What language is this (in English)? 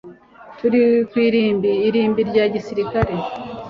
Kinyarwanda